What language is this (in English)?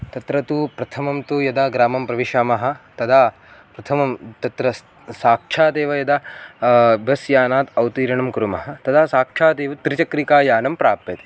Sanskrit